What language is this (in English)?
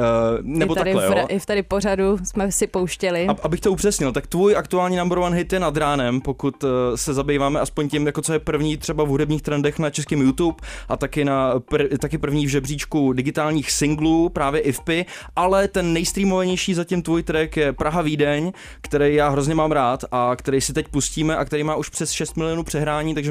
Czech